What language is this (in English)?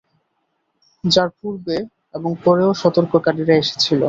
Bangla